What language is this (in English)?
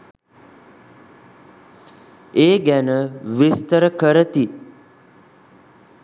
Sinhala